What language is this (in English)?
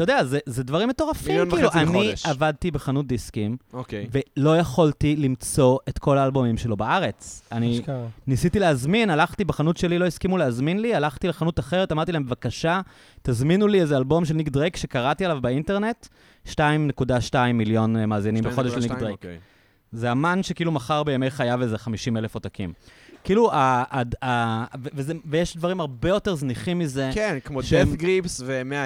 Hebrew